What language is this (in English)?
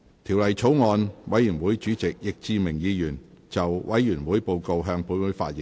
Cantonese